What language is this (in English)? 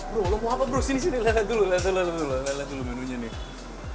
Indonesian